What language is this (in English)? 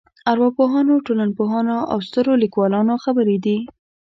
Pashto